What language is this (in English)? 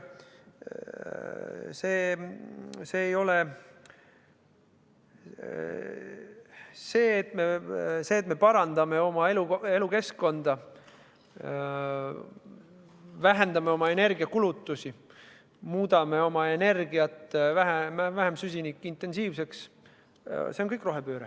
Estonian